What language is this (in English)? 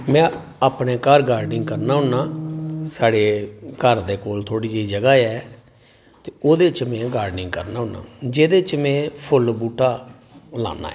Dogri